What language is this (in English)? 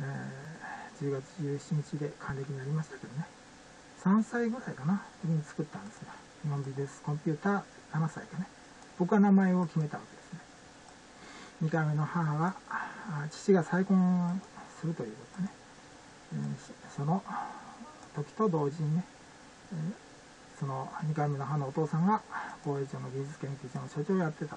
Japanese